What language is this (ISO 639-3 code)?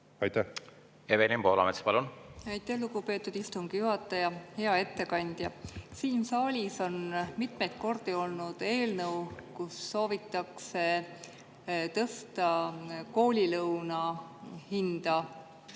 est